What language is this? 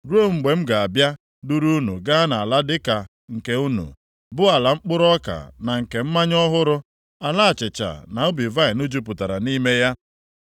Igbo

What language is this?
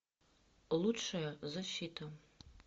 Russian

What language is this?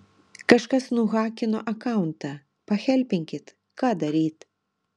Lithuanian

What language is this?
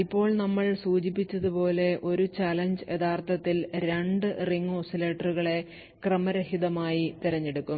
Malayalam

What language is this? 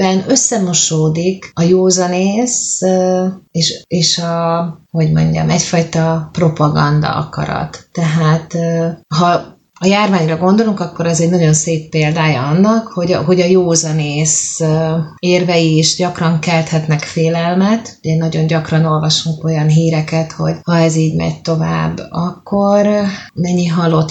Hungarian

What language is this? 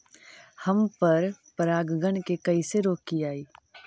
Magahi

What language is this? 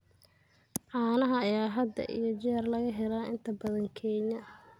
Somali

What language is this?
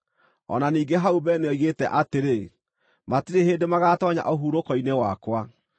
Kikuyu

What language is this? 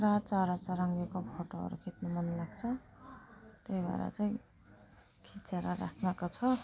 Nepali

